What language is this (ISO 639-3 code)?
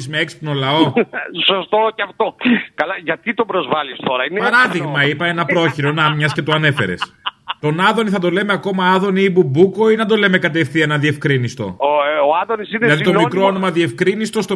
ell